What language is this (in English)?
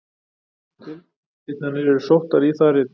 Icelandic